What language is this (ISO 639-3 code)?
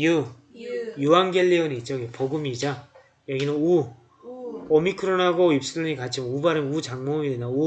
kor